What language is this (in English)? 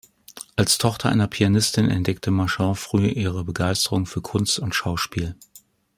German